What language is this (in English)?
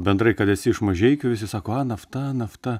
Lithuanian